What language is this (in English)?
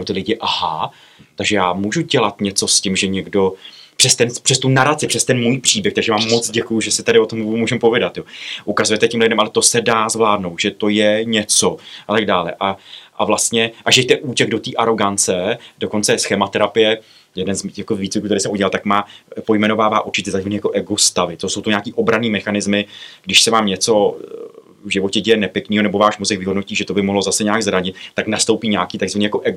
Czech